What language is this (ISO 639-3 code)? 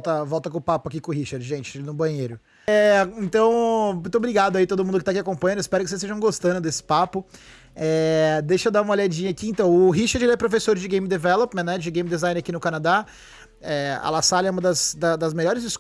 por